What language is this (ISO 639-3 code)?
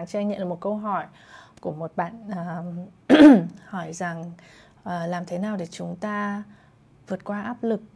vie